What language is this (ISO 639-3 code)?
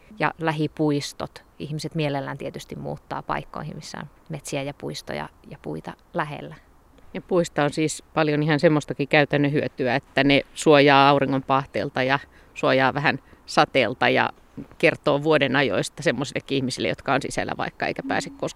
fin